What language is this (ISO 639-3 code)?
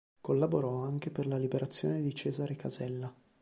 ita